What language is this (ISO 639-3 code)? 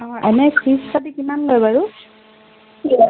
asm